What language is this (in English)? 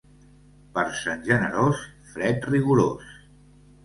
Catalan